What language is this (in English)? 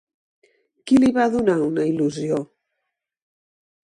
Catalan